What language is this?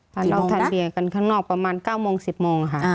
Thai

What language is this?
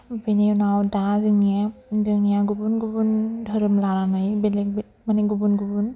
Bodo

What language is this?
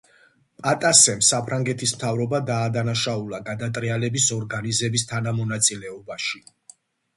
Georgian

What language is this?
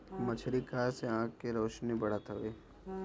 Bhojpuri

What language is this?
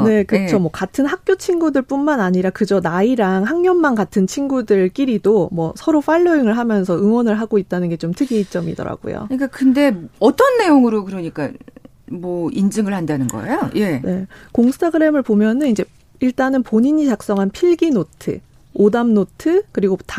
Korean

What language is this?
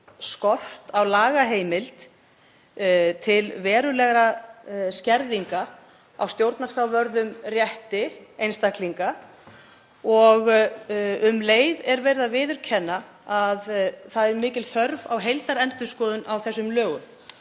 Icelandic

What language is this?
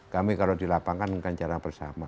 Indonesian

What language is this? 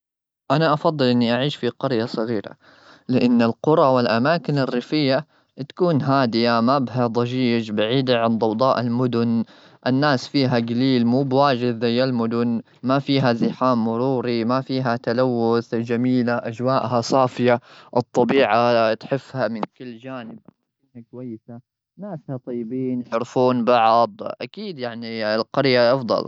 Gulf Arabic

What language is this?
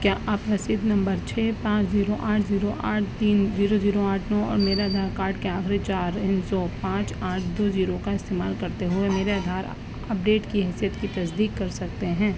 Urdu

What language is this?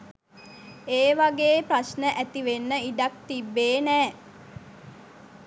Sinhala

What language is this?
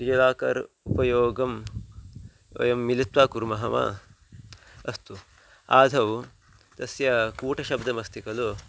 Sanskrit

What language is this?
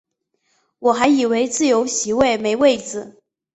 Chinese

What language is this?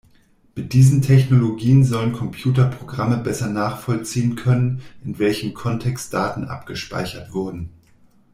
German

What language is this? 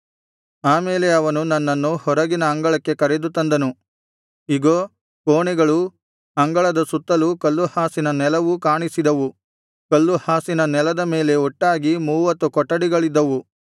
Kannada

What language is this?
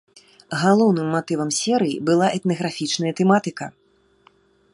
Belarusian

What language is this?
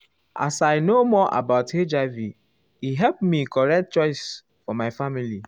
Nigerian Pidgin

